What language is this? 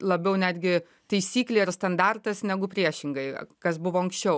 Lithuanian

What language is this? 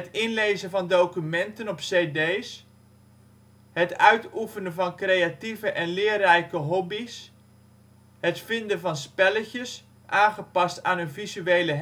Dutch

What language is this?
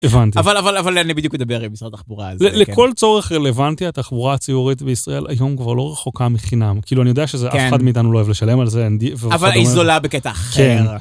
Hebrew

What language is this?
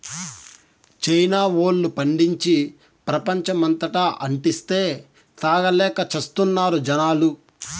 Telugu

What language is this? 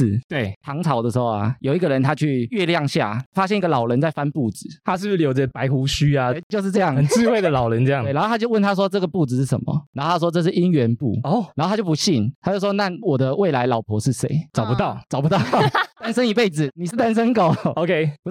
Chinese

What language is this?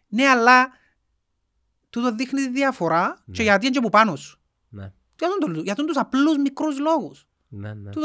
Greek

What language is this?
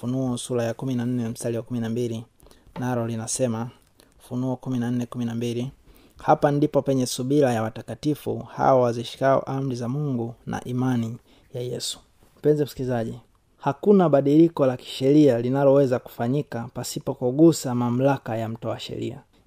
Swahili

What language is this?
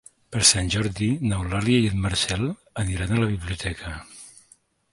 Catalan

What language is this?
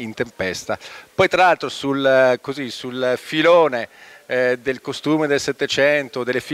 Italian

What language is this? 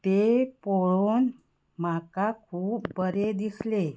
Konkani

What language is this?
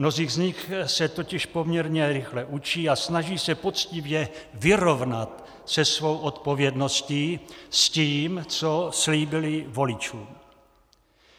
Czech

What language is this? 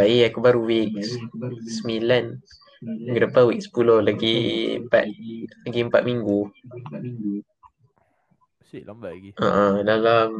Malay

